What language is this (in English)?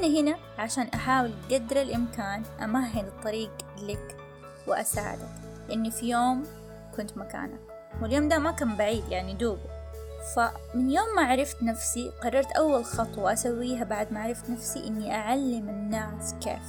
Arabic